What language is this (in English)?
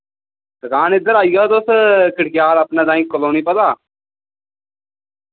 Dogri